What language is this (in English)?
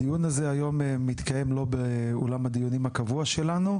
Hebrew